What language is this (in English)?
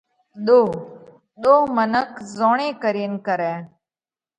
Parkari Koli